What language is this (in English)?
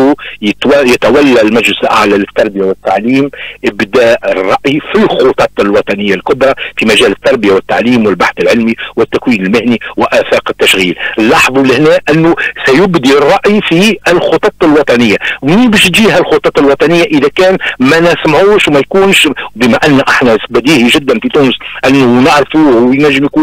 Arabic